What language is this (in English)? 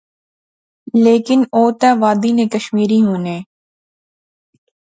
Pahari-Potwari